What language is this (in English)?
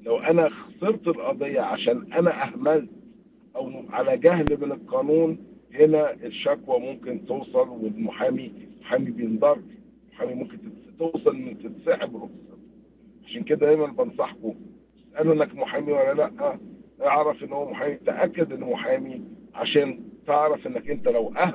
Arabic